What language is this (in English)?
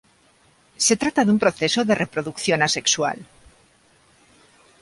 Spanish